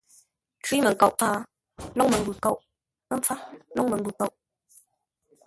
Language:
Ngombale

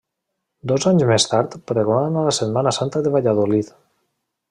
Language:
Catalan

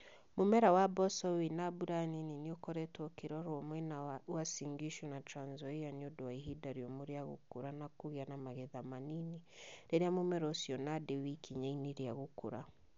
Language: Kikuyu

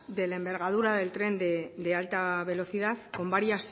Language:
Spanish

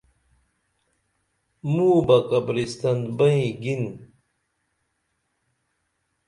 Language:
Dameli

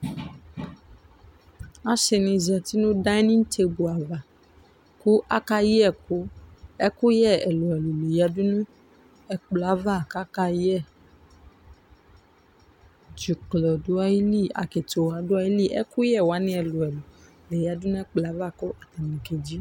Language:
Ikposo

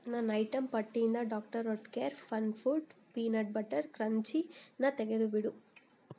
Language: Kannada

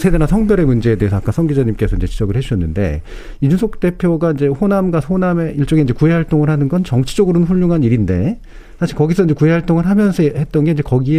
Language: Korean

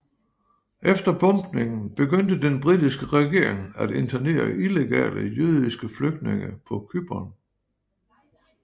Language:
Danish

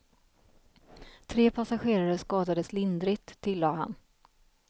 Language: Swedish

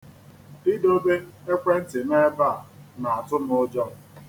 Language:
Igbo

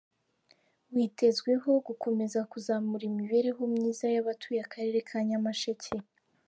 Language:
Kinyarwanda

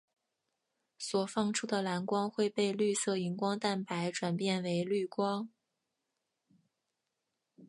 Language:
Chinese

